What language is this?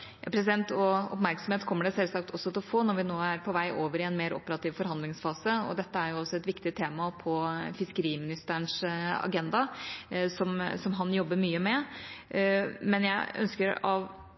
Norwegian Bokmål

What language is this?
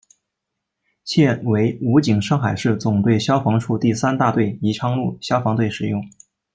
Chinese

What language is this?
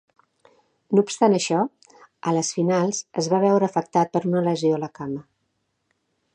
Catalan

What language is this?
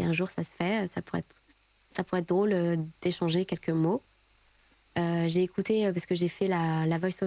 French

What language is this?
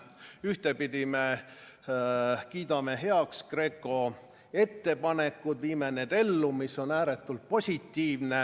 Estonian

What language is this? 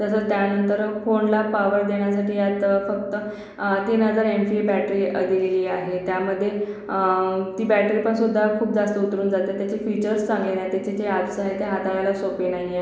Marathi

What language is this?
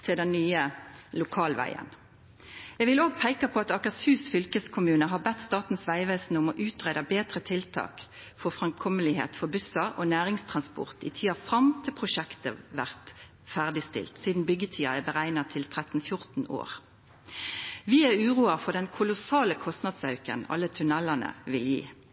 Norwegian Nynorsk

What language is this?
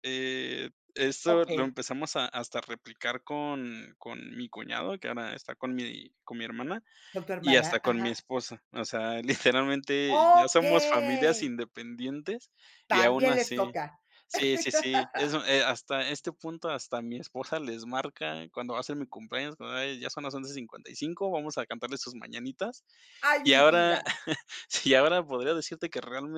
Spanish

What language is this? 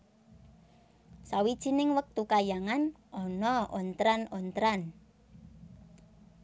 Javanese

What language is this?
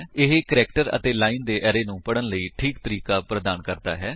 Punjabi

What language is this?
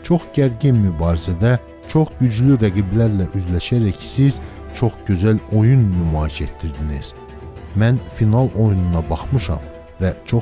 Turkish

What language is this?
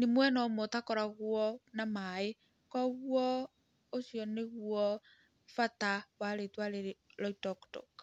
Kikuyu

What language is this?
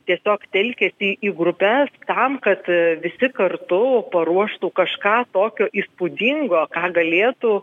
Lithuanian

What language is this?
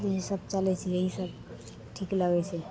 Maithili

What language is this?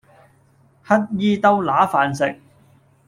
Cantonese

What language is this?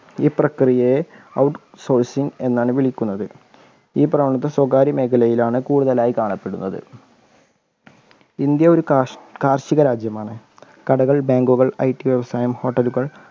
Malayalam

